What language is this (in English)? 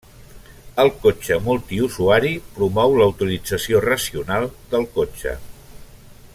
Catalan